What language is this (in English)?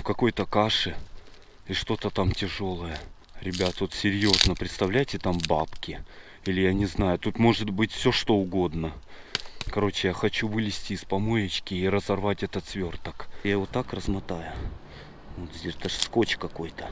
Russian